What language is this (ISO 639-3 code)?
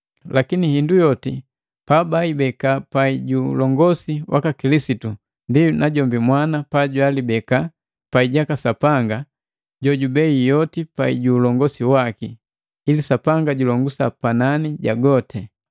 mgv